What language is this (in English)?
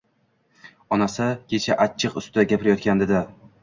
Uzbek